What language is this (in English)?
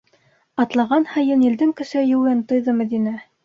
Bashkir